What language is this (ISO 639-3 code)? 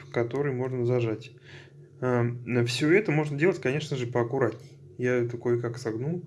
rus